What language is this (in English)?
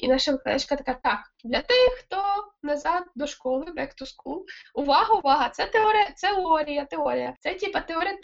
Ukrainian